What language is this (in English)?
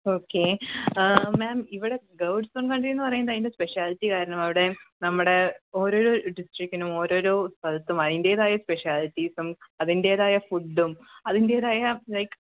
Malayalam